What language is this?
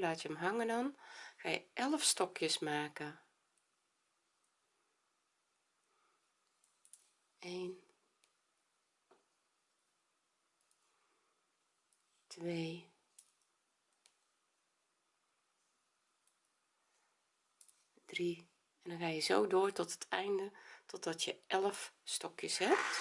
Dutch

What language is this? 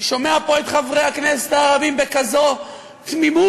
Hebrew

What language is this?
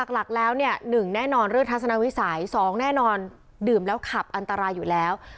Thai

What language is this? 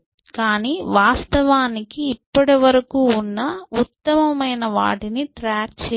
Telugu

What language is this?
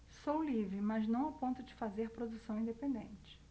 Portuguese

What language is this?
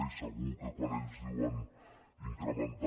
Catalan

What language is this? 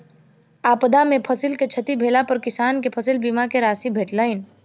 Maithili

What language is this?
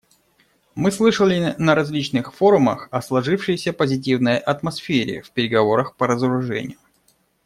Russian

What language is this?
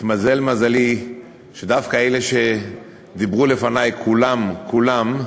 Hebrew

